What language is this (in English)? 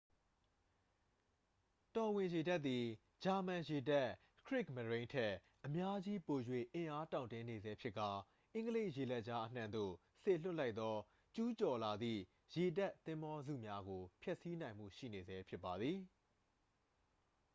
Burmese